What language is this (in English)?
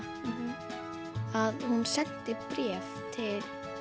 Icelandic